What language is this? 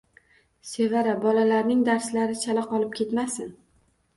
Uzbek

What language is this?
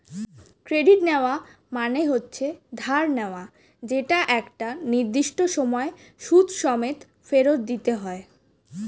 Bangla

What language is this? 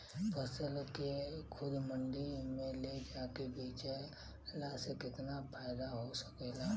Bhojpuri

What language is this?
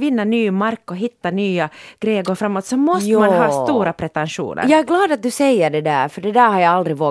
Swedish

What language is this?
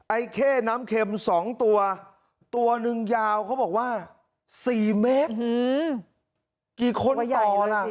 Thai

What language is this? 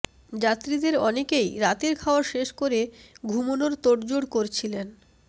Bangla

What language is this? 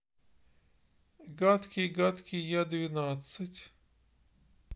Russian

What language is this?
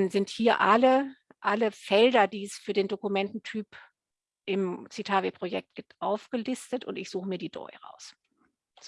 German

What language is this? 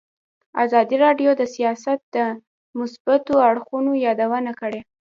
Pashto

